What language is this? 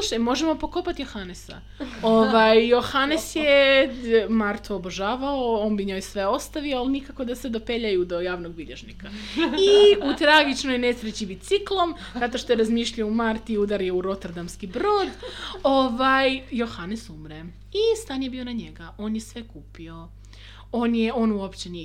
Croatian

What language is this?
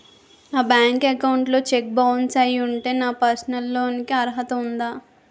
Telugu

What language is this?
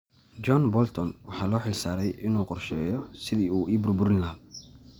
Somali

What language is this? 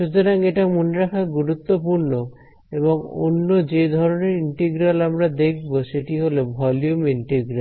Bangla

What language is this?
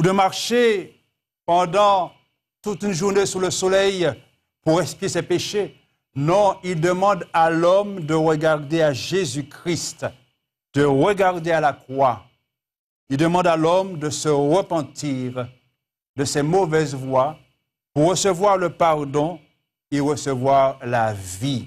French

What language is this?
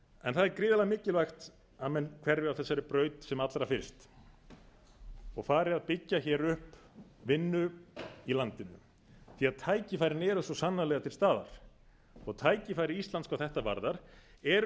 Icelandic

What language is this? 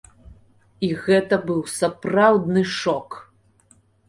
Belarusian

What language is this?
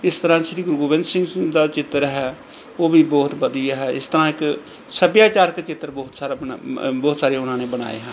Punjabi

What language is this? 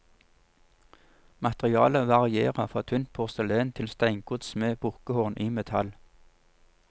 Norwegian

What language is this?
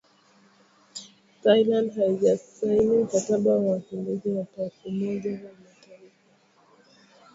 Swahili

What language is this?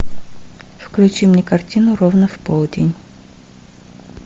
Russian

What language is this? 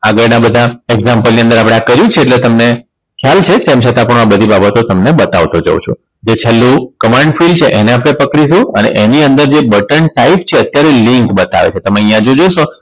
Gujarati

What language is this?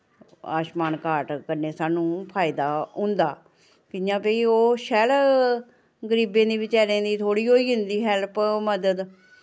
Dogri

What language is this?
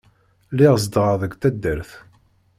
Kabyle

